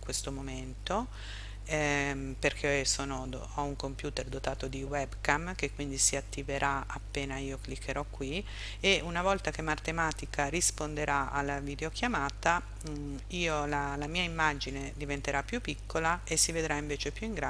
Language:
Italian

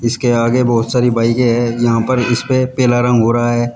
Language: Hindi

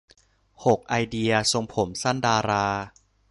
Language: Thai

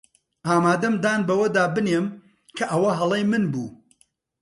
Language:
Central Kurdish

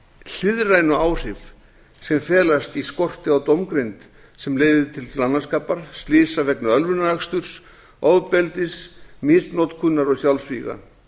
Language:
Icelandic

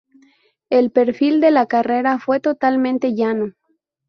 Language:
Spanish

